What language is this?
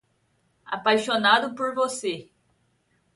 Portuguese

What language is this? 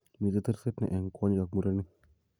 Kalenjin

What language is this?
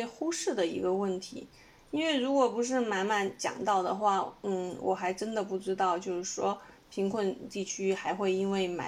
Chinese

